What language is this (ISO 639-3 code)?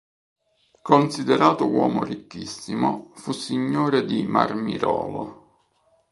ita